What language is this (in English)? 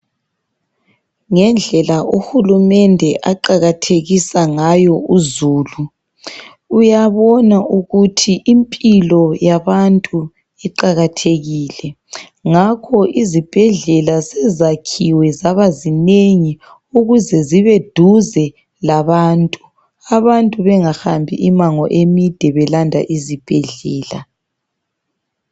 North Ndebele